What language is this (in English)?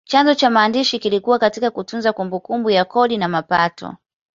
Swahili